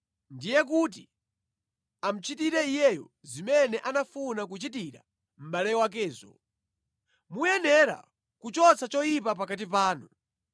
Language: Nyanja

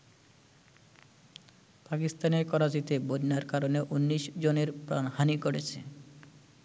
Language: Bangla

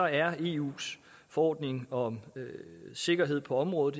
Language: Danish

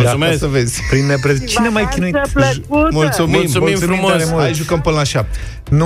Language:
Romanian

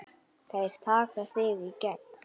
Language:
Icelandic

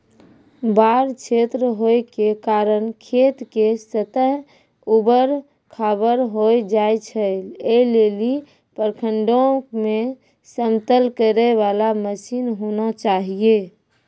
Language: Maithili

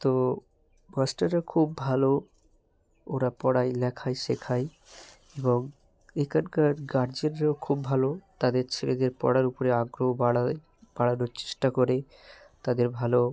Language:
Bangla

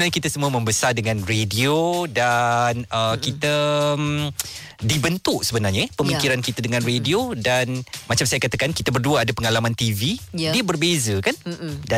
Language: Malay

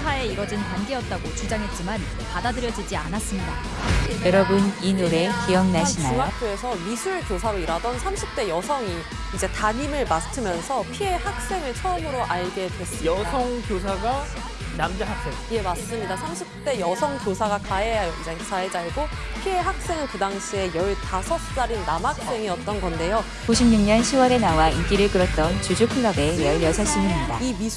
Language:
Korean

